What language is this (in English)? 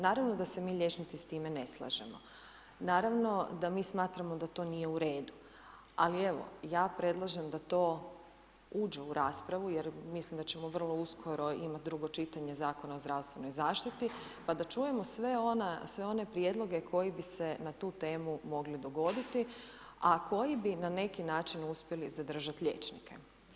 Croatian